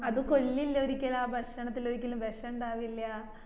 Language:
Malayalam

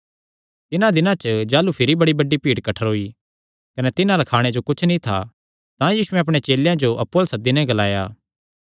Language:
Kangri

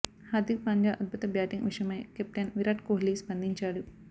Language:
Telugu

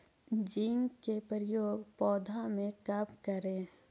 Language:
Magahi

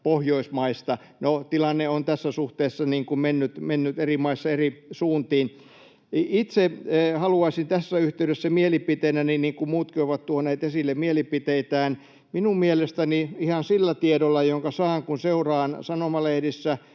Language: Finnish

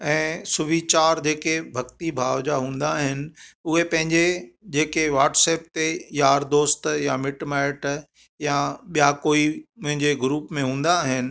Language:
Sindhi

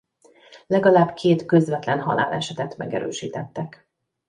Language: Hungarian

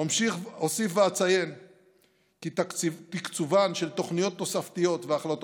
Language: Hebrew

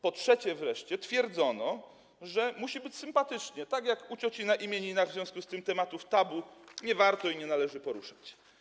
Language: Polish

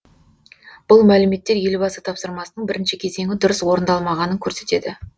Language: Kazakh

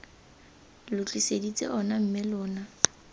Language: Tswana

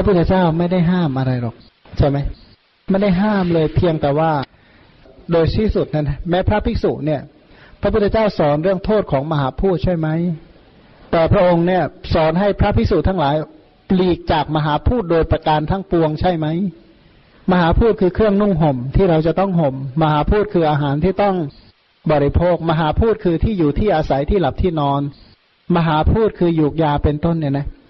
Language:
Thai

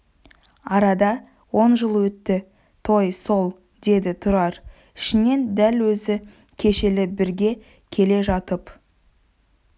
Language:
Kazakh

